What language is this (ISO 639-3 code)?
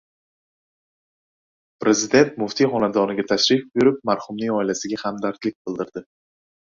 uzb